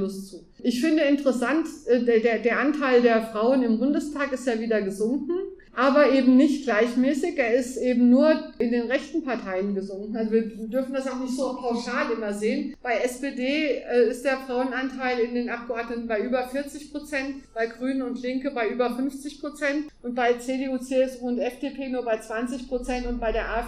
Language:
German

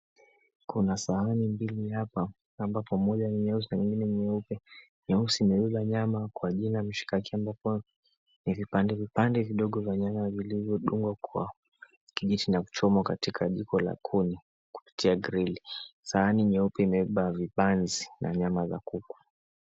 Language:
Swahili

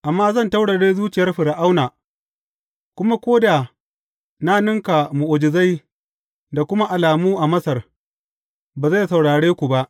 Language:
Hausa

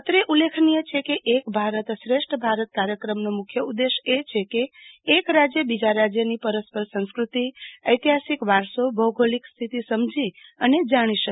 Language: Gujarati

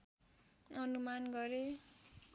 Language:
Nepali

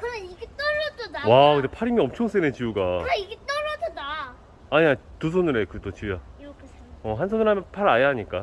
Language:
Korean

